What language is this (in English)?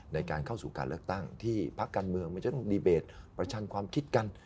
Thai